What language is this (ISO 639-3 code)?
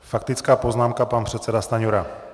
ces